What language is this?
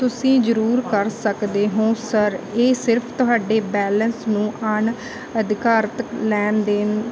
Punjabi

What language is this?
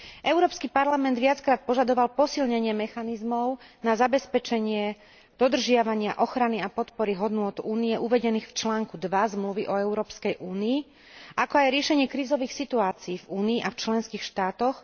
Slovak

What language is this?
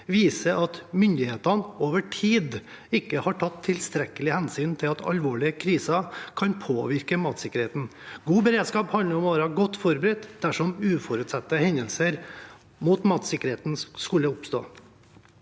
Norwegian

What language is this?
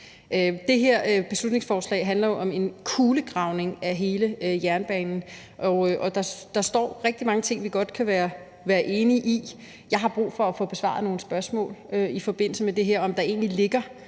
Danish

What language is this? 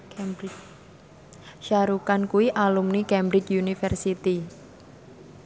Javanese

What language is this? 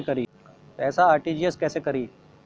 Bhojpuri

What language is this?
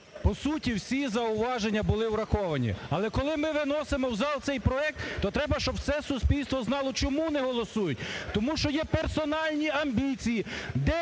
Ukrainian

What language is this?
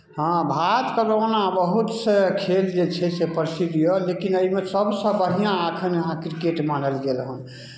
Maithili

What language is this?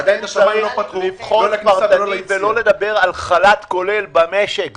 Hebrew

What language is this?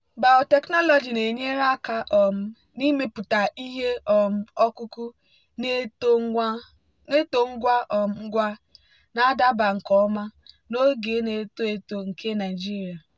Igbo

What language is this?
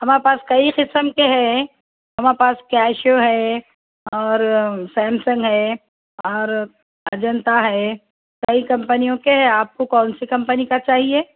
Urdu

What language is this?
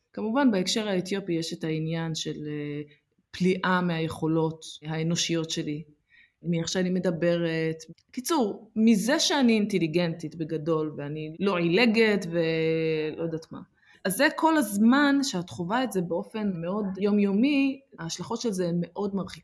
Hebrew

